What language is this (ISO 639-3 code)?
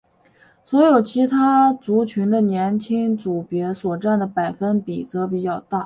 zho